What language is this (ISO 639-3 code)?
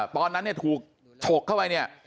tha